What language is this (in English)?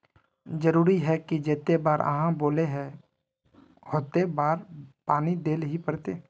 Magahi